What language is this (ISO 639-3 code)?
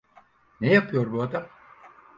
tur